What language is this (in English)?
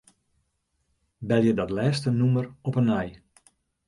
Western Frisian